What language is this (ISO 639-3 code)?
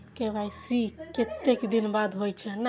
mai